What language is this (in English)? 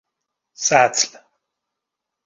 Persian